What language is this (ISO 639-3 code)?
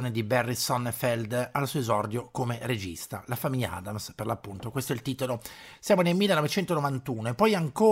ita